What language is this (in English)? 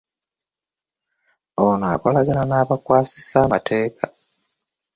Ganda